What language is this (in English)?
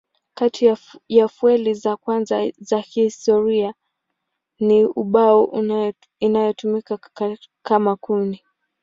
Swahili